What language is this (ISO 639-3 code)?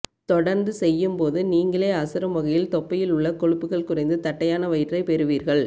tam